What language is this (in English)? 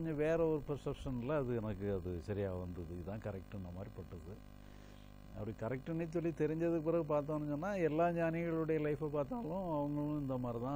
Arabic